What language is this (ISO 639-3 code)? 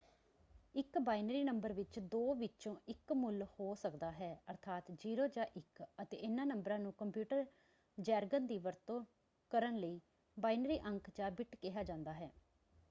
pan